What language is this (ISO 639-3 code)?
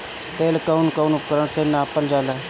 bho